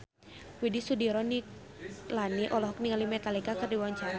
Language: Sundanese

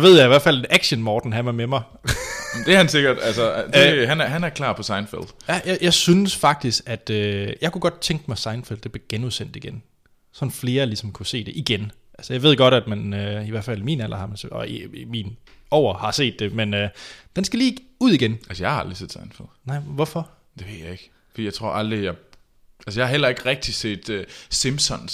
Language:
Danish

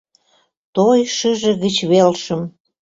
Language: Mari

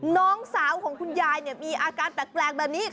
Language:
Thai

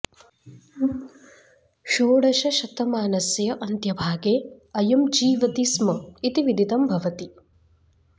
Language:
Sanskrit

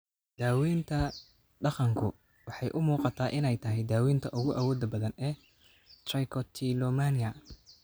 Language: Somali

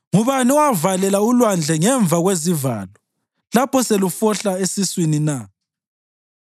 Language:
North Ndebele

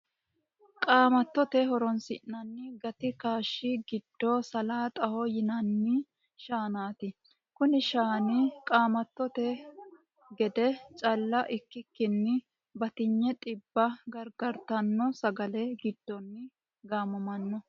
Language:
Sidamo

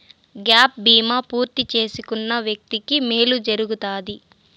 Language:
Telugu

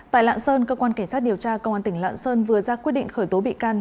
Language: Vietnamese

